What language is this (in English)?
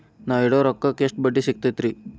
Kannada